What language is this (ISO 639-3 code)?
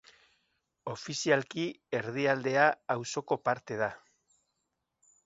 eus